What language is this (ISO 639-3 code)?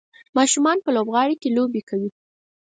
pus